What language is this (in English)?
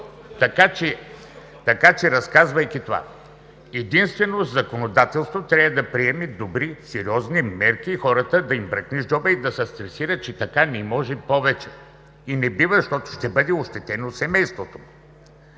Bulgarian